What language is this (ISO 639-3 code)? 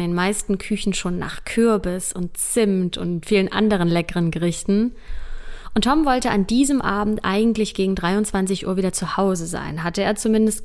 deu